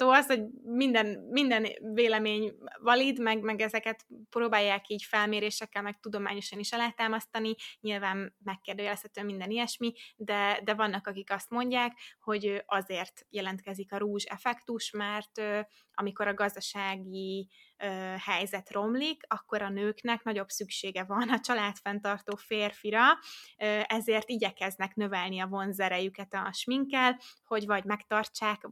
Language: Hungarian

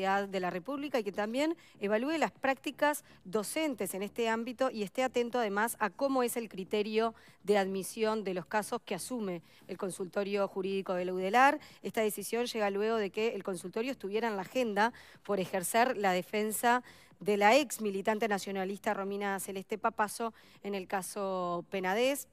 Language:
Spanish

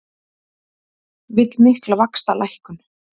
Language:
Icelandic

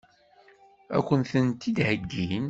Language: Kabyle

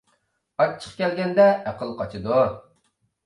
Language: Uyghur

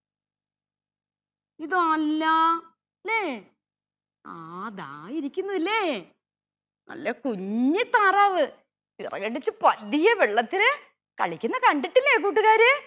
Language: Malayalam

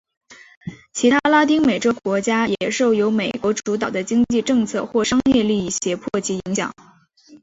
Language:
Chinese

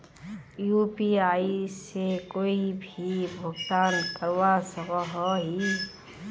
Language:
Magahi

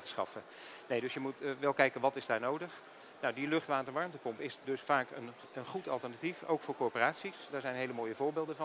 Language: Dutch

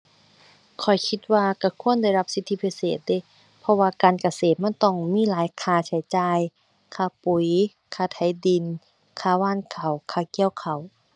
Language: Thai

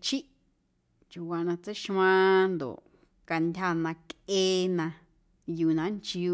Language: Guerrero Amuzgo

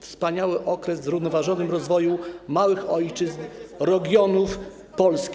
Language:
Polish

